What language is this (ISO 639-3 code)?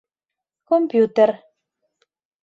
chm